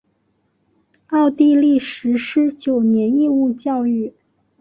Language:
Chinese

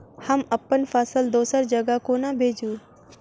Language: Maithili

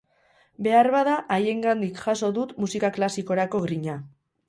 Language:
Basque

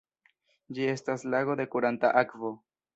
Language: Esperanto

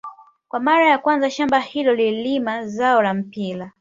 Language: Swahili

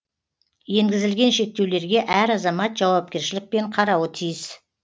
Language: Kazakh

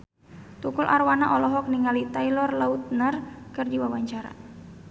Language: Sundanese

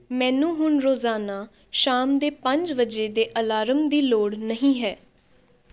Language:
Punjabi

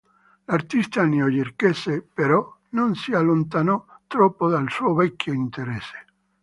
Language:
Italian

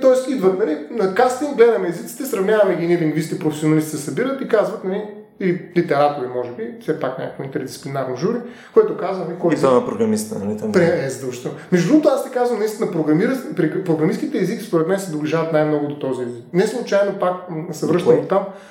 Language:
Bulgarian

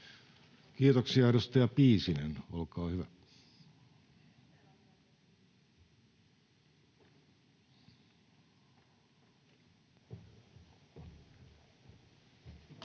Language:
Finnish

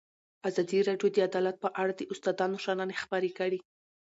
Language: Pashto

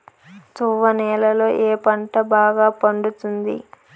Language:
Telugu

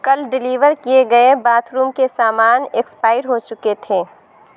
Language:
Urdu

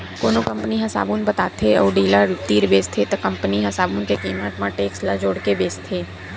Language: Chhattisgarhi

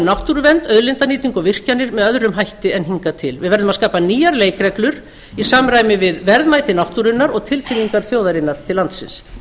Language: Icelandic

